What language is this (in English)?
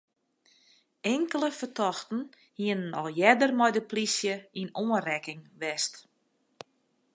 Western Frisian